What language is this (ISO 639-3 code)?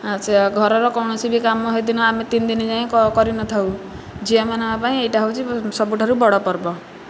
ori